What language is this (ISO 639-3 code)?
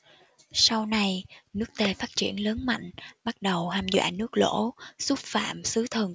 vie